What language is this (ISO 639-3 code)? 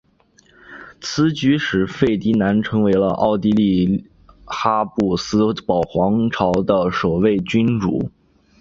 zho